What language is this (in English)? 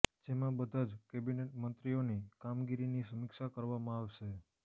Gujarati